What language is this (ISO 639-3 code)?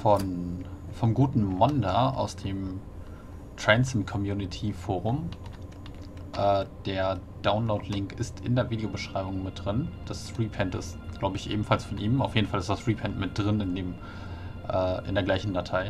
deu